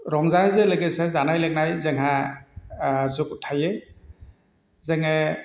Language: Bodo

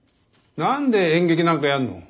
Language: Japanese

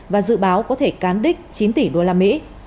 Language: Vietnamese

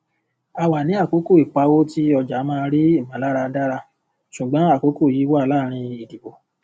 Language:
Yoruba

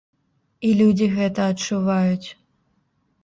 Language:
Belarusian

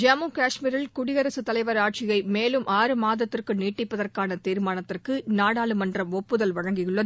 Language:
Tamil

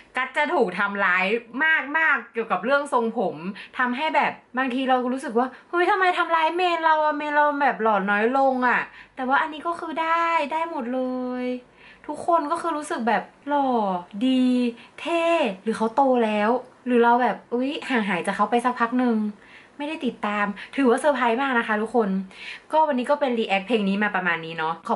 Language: Thai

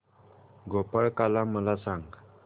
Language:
Marathi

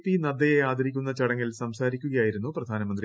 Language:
Malayalam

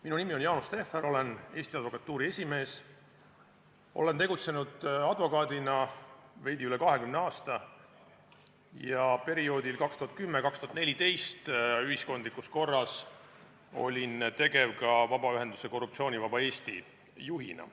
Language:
Estonian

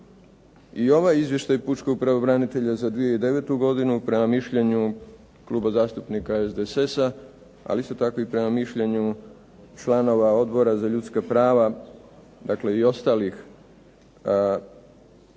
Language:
Croatian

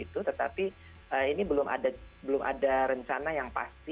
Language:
Indonesian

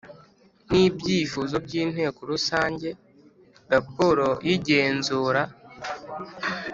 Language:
Kinyarwanda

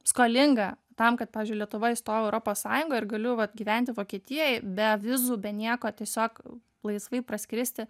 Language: Lithuanian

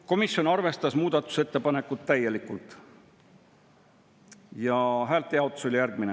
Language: Estonian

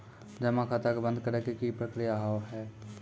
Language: Maithili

